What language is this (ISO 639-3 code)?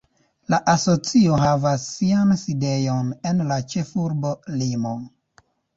epo